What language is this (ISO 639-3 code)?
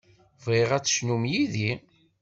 kab